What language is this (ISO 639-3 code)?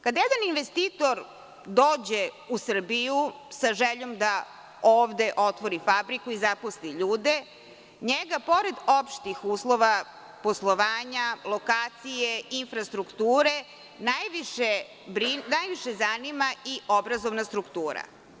srp